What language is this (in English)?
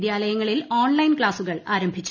Malayalam